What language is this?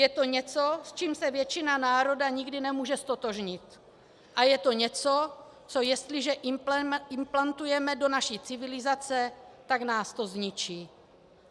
Czech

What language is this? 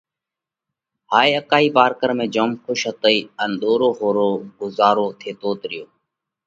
Parkari Koli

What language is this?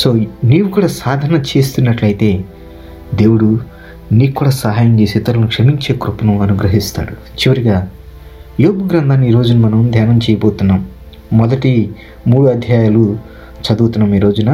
Telugu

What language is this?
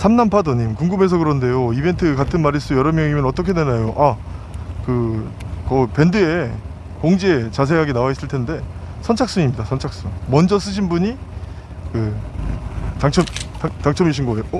Korean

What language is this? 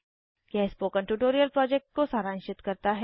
Hindi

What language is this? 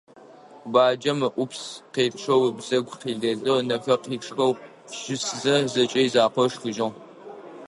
Adyghe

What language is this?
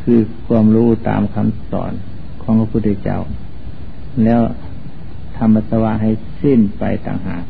Thai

